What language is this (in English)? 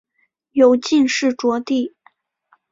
Chinese